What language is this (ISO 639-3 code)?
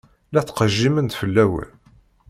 kab